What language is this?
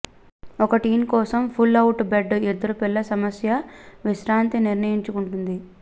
Telugu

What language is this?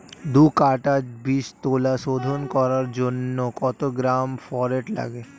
Bangla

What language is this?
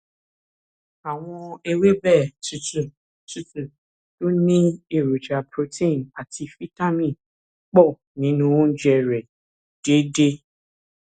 Yoruba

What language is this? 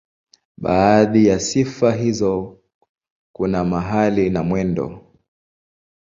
Swahili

